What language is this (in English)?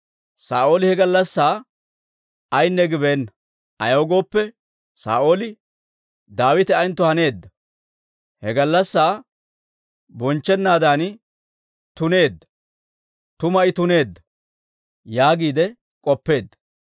Dawro